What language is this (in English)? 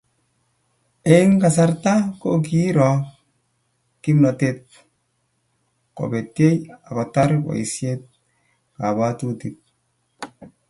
Kalenjin